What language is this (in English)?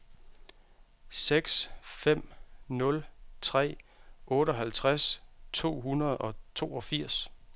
Danish